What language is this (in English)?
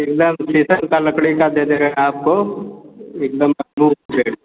Hindi